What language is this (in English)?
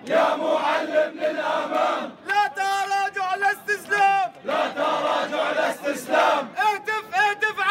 Arabic